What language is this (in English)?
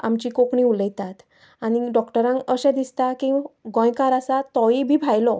Konkani